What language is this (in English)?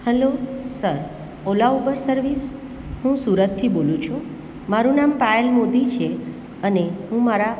Gujarati